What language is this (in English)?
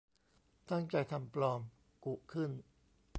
Thai